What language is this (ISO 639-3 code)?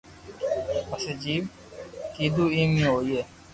lrk